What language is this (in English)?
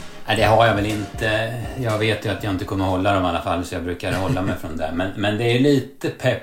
Swedish